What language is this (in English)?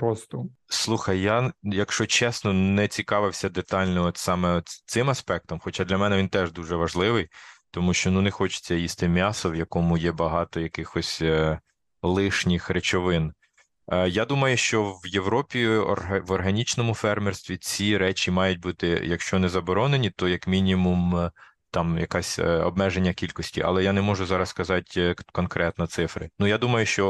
Ukrainian